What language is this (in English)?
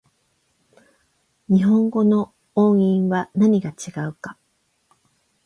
Japanese